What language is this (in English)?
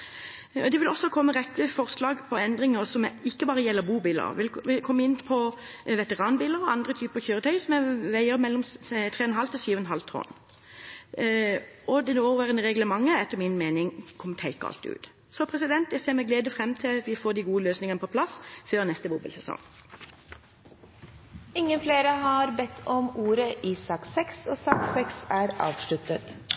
Norwegian Bokmål